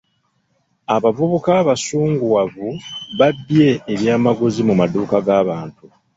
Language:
Ganda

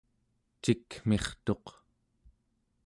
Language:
Central Yupik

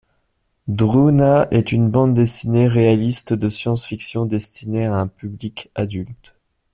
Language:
French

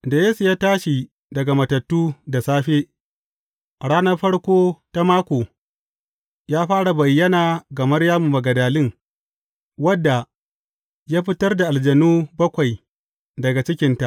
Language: Hausa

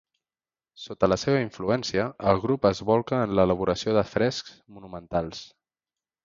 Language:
Catalan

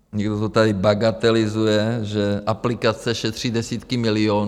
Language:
Czech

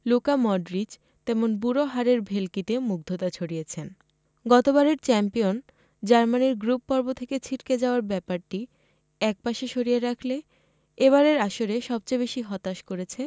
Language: Bangla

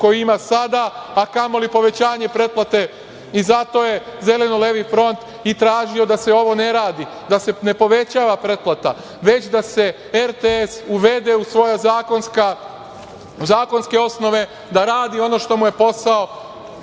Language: Serbian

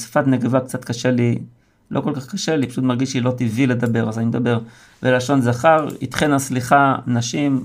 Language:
Hebrew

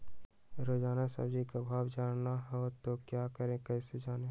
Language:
Magahi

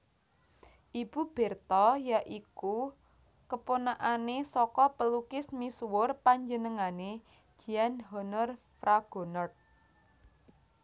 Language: Javanese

